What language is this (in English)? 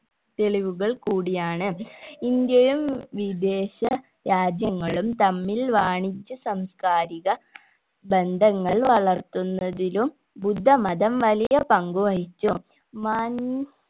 Malayalam